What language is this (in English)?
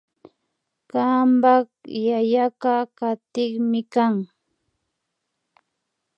Imbabura Highland Quichua